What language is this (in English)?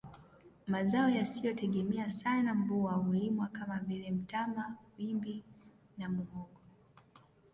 Swahili